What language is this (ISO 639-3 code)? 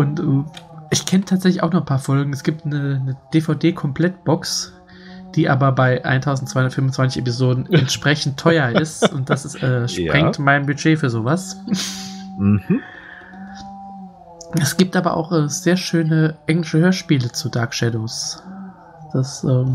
deu